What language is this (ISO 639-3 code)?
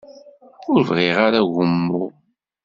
kab